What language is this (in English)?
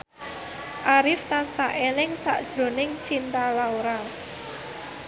Javanese